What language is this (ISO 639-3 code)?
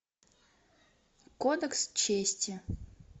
rus